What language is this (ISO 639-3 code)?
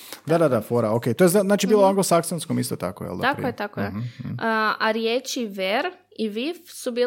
hrv